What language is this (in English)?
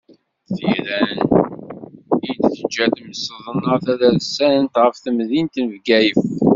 Kabyle